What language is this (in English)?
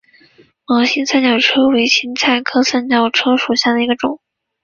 Chinese